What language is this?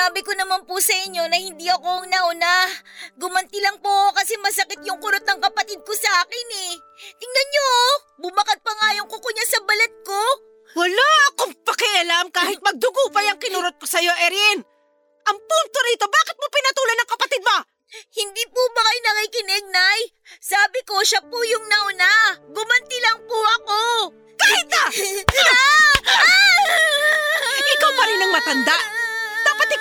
Filipino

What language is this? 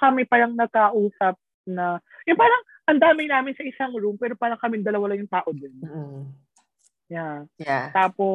Filipino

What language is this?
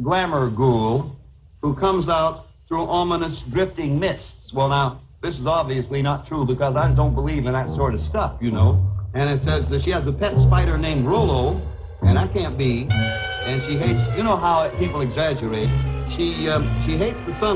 Finnish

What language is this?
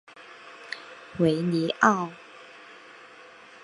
Chinese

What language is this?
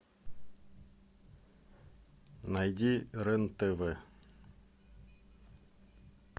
Russian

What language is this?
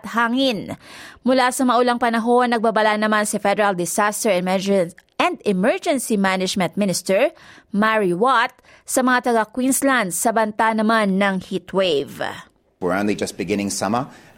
Filipino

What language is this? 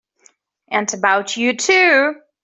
English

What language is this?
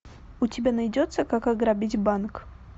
Russian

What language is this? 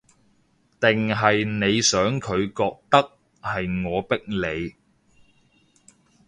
Cantonese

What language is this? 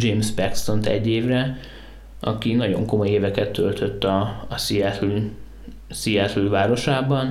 Hungarian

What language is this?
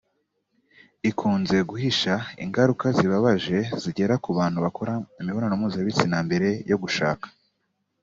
Kinyarwanda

